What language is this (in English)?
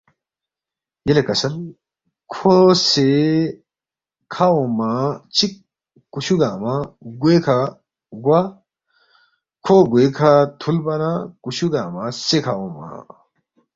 Balti